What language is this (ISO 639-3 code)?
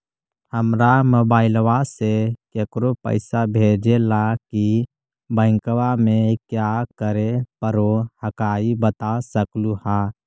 mag